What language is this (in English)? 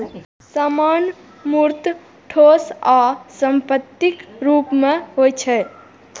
Maithili